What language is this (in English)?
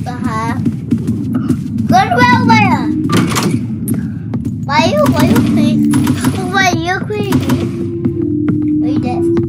English